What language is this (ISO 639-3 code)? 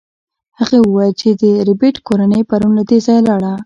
pus